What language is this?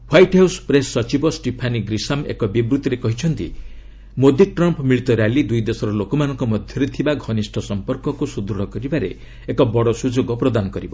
Odia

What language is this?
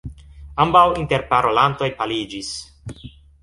Esperanto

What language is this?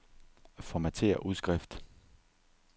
Danish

